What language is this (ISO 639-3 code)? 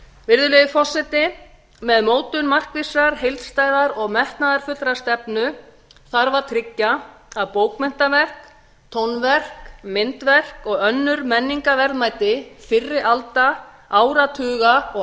isl